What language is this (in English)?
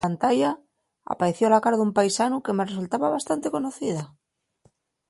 Asturian